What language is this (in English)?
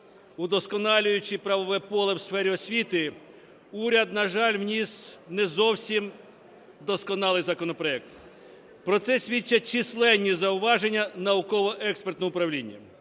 Ukrainian